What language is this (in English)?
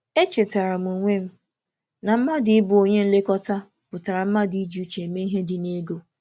Igbo